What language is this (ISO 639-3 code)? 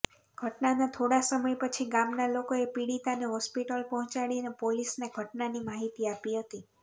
guj